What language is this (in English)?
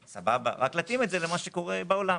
Hebrew